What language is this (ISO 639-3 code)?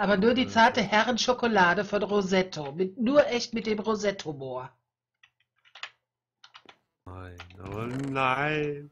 deu